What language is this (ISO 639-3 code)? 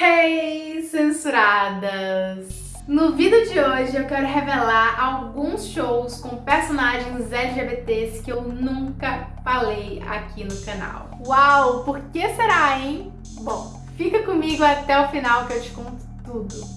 por